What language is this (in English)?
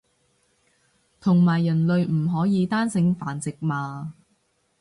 Cantonese